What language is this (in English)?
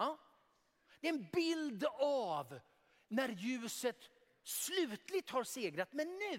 Swedish